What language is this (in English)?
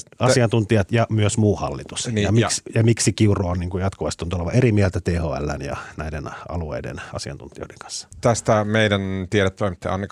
Finnish